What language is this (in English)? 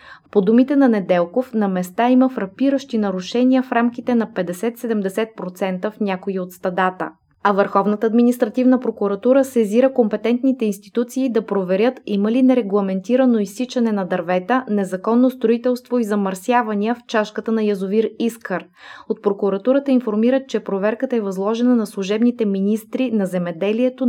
Bulgarian